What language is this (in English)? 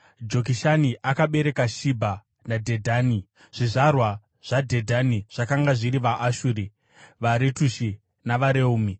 Shona